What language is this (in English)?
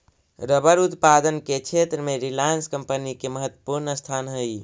Magahi